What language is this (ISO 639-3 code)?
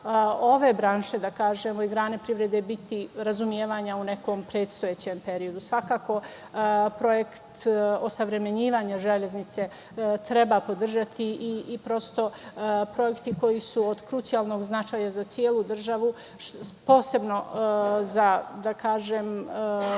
srp